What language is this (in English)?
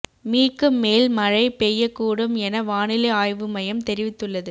Tamil